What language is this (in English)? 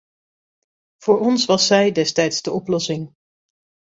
Dutch